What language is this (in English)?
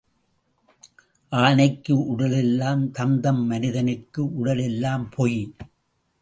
Tamil